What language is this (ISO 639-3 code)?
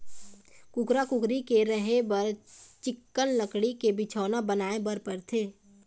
hne